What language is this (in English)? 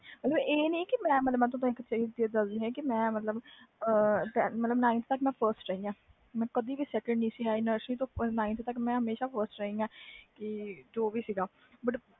Punjabi